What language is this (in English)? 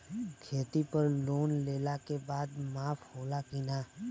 Bhojpuri